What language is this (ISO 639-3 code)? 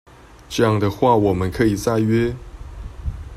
zho